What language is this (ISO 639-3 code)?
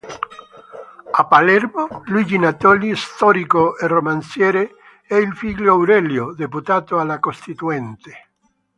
ita